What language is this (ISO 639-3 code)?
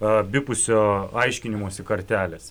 lit